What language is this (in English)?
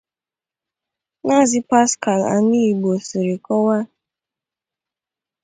Igbo